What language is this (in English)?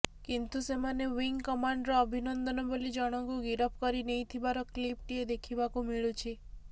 Odia